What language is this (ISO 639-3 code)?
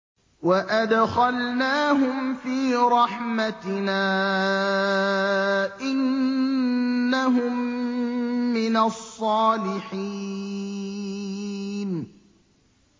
ara